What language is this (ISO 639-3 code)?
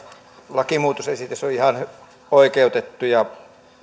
fin